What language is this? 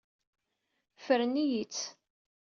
Kabyle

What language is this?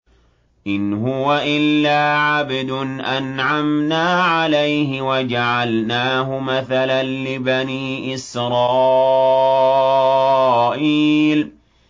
Arabic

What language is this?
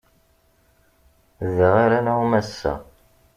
Kabyle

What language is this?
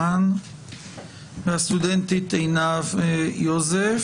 Hebrew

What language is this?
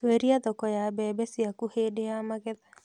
Kikuyu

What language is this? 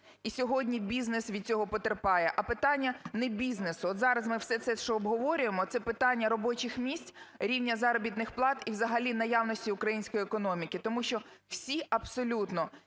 Ukrainian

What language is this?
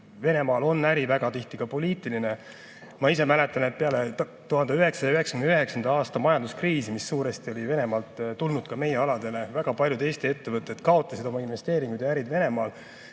Estonian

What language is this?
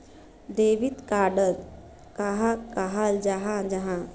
Magahi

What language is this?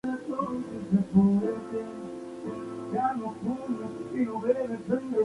Spanish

